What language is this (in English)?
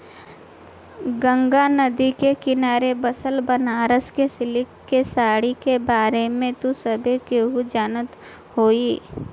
Bhojpuri